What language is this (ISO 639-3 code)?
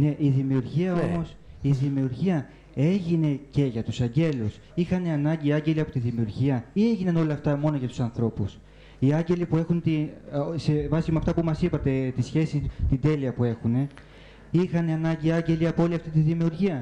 ell